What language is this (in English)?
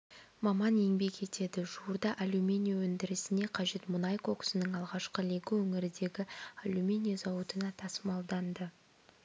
Kazakh